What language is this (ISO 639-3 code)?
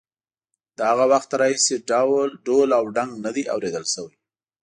pus